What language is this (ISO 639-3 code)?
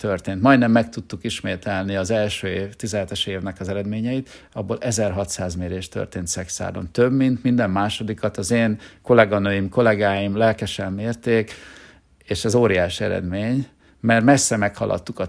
hun